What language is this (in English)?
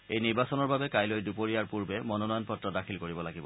Assamese